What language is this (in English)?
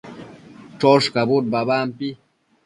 Matsés